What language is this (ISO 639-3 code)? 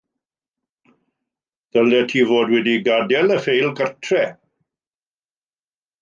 cym